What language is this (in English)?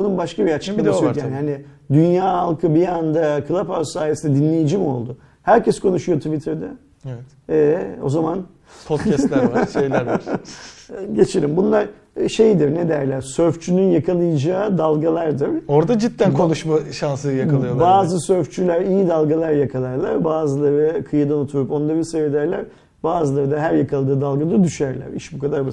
Turkish